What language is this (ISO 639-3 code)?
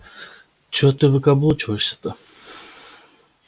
rus